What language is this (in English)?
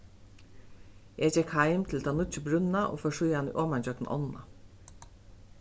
Faroese